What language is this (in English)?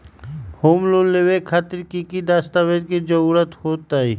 Magahi